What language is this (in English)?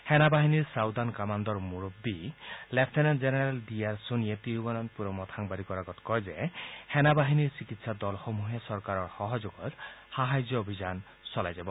Assamese